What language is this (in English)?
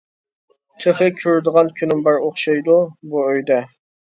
Uyghur